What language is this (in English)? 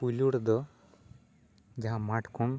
Santali